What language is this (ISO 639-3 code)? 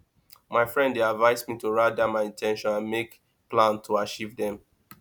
pcm